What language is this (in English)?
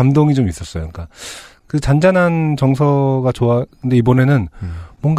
Korean